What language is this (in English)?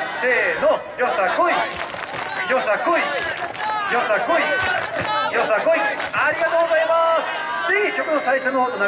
Japanese